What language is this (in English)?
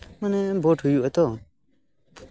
Santali